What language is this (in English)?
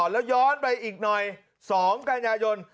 Thai